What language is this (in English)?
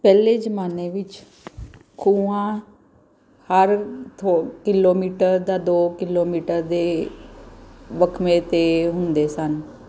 Punjabi